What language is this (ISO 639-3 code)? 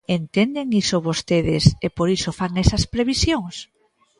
glg